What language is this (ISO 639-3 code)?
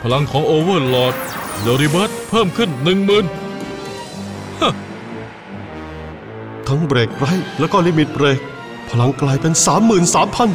tha